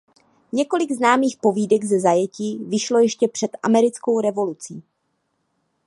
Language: Czech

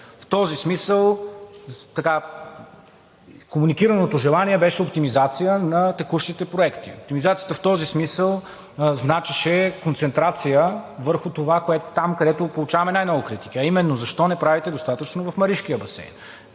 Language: Bulgarian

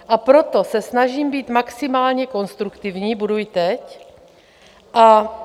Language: Czech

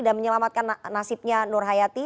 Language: Indonesian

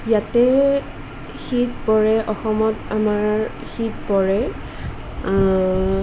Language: Assamese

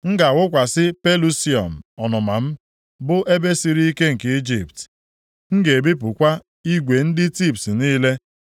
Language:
Igbo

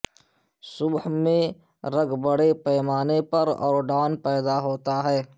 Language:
Urdu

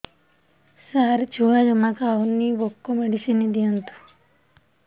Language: Odia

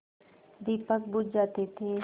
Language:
Hindi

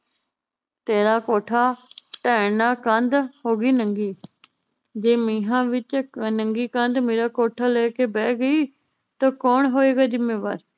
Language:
Punjabi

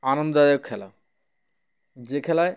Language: Bangla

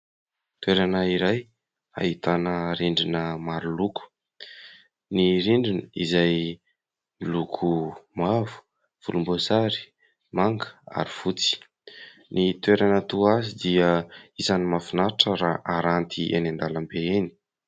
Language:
Malagasy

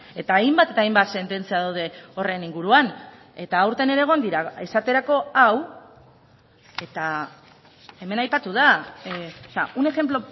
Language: Basque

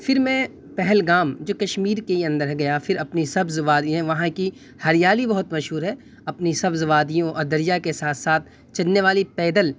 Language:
Urdu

